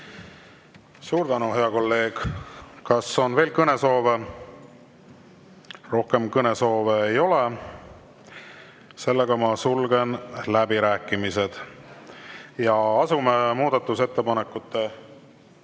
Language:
Estonian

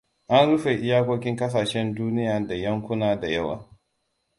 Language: Hausa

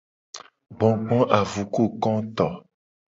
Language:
Gen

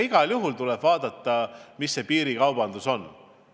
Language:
Estonian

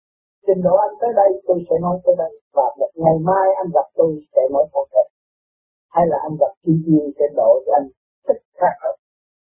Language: Vietnamese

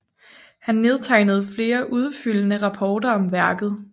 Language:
Danish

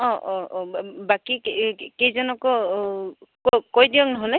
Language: Assamese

